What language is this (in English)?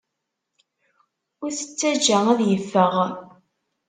Kabyle